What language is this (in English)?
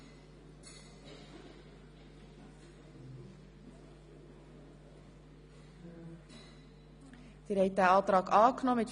Swiss German